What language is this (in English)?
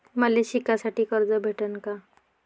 Marathi